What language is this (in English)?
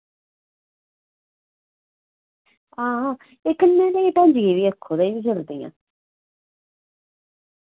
Dogri